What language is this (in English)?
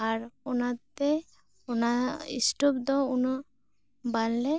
Santali